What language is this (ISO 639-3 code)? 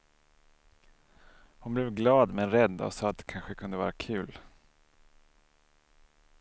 swe